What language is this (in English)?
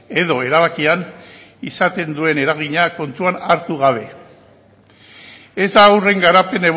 Basque